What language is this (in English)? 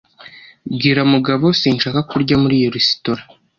Kinyarwanda